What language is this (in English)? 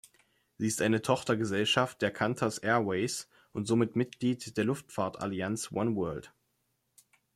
German